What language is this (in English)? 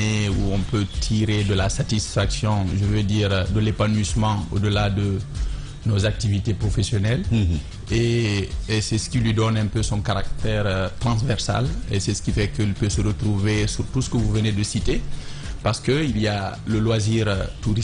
French